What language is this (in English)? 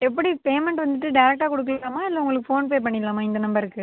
Tamil